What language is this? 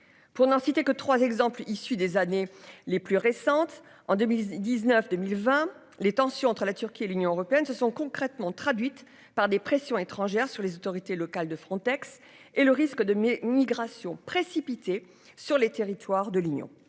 French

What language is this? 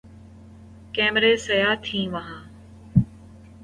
Urdu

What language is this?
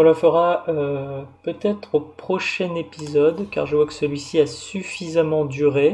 French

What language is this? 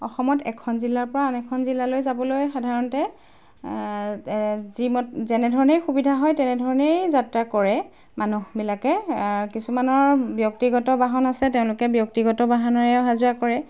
Assamese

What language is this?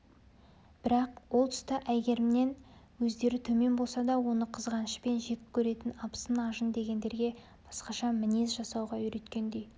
Kazakh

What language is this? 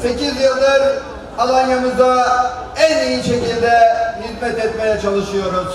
Turkish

